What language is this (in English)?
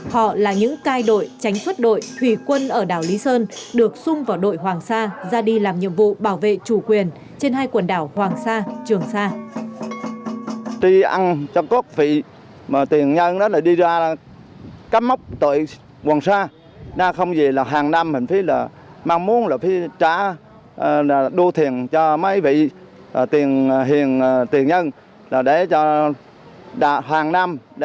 Vietnamese